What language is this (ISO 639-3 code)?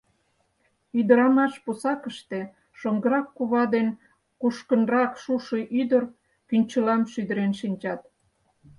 chm